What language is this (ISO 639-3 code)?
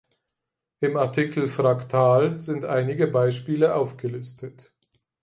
deu